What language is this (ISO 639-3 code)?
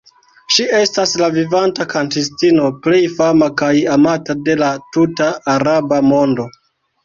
epo